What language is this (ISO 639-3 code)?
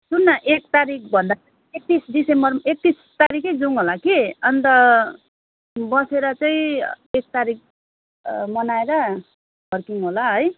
nep